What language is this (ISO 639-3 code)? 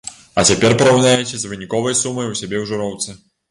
bel